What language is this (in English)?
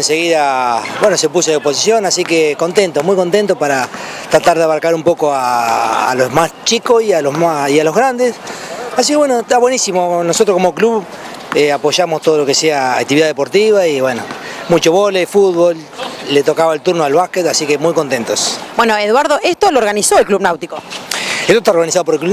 Spanish